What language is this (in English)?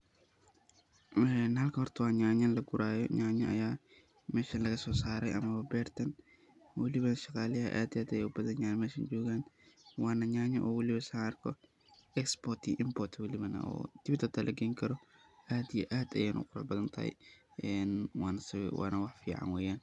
Somali